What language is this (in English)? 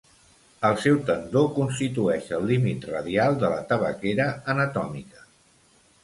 Catalan